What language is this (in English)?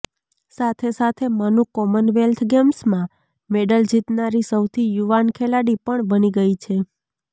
Gujarati